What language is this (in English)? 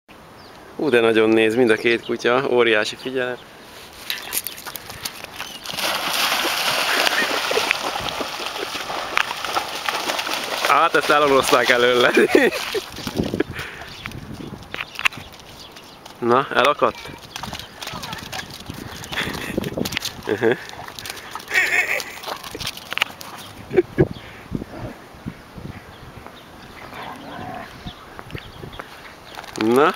Hungarian